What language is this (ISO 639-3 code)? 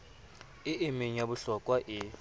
sot